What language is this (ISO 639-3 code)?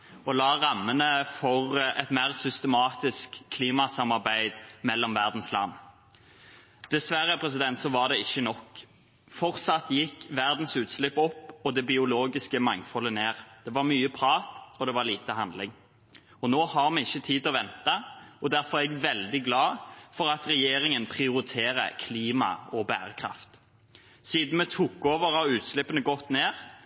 nob